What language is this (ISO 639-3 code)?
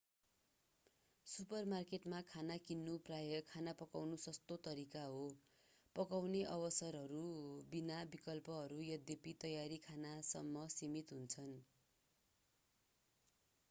nep